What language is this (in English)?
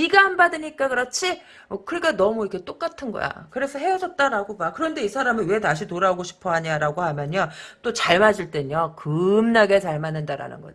Korean